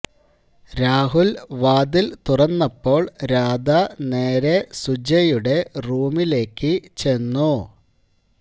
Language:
Malayalam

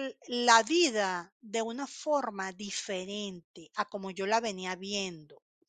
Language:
Spanish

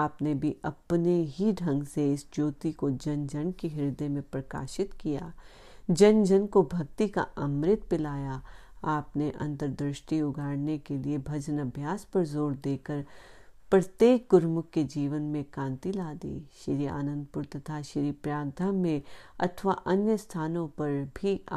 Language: Hindi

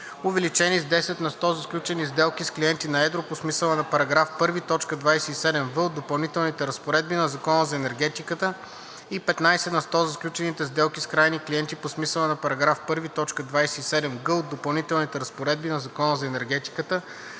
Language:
Bulgarian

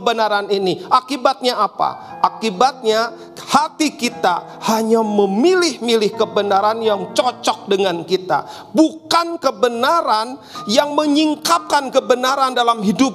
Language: Indonesian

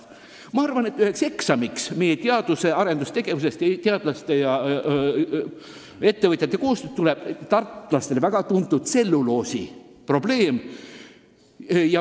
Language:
Estonian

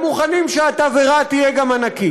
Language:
Hebrew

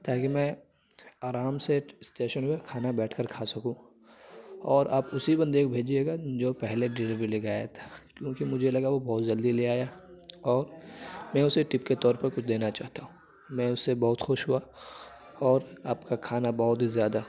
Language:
Urdu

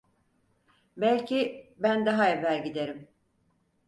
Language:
Turkish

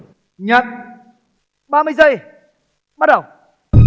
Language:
Vietnamese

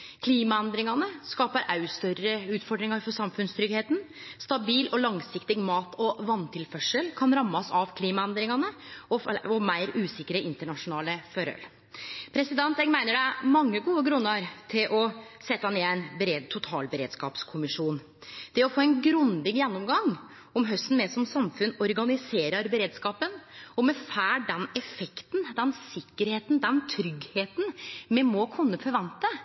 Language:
Norwegian Nynorsk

